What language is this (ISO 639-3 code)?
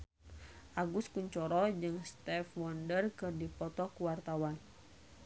sun